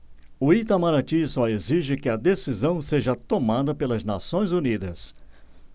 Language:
Portuguese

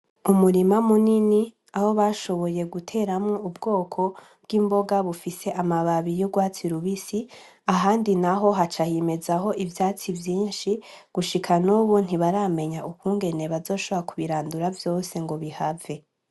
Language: Rundi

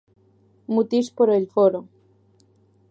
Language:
Galician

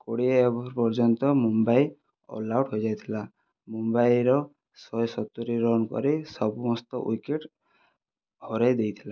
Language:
Odia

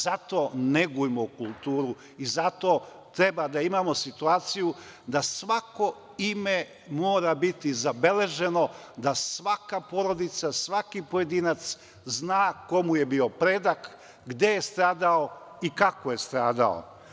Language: Serbian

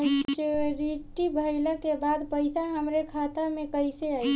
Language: Bhojpuri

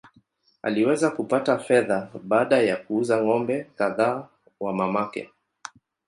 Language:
Swahili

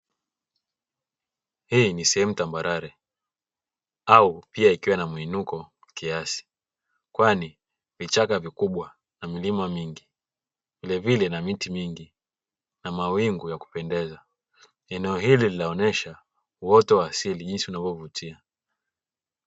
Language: Swahili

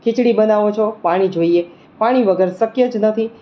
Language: Gujarati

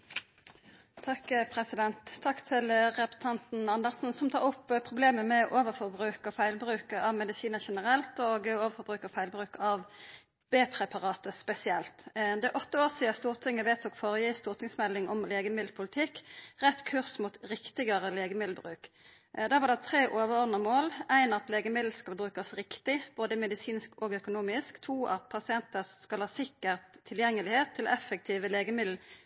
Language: Norwegian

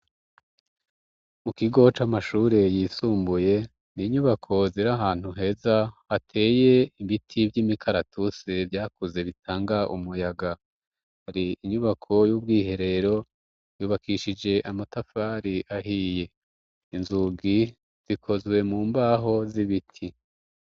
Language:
Rundi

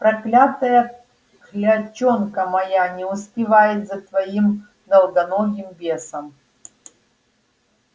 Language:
Russian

